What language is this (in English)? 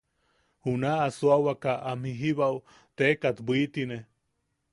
Yaqui